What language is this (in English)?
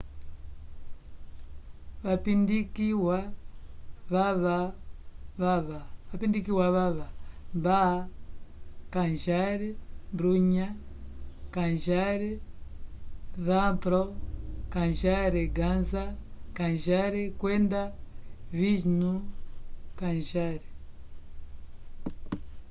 Umbundu